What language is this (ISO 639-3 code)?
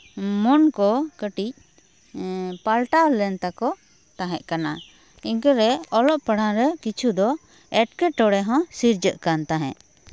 sat